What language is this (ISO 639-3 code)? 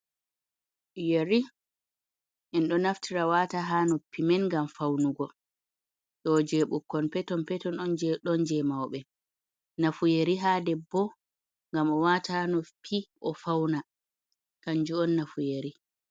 ful